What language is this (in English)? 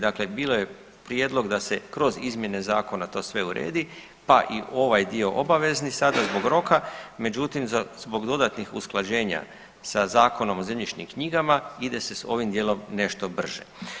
Croatian